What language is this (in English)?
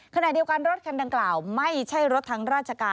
Thai